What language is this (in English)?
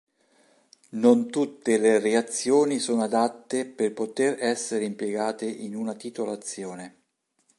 Italian